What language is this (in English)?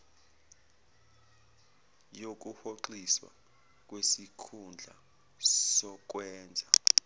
Zulu